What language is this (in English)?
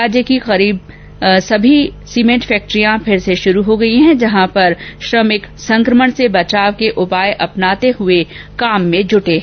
Hindi